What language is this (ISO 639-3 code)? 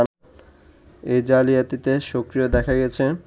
ben